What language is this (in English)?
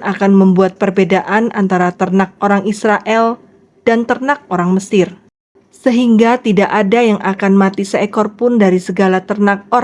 Indonesian